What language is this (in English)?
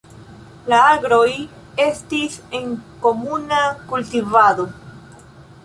Esperanto